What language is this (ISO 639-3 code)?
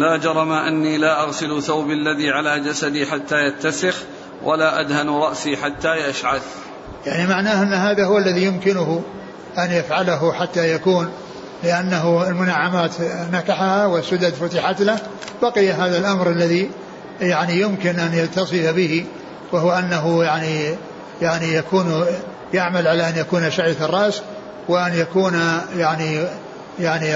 ara